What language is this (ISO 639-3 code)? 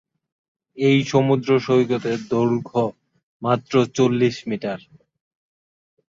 ben